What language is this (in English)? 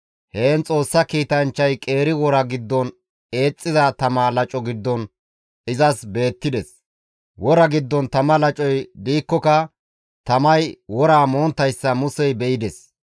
Gamo